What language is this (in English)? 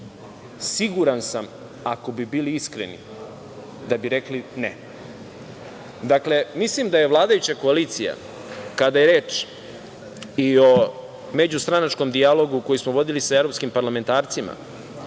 Serbian